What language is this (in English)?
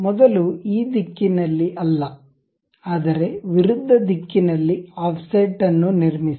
Kannada